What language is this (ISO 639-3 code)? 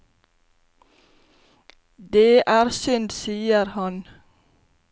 nor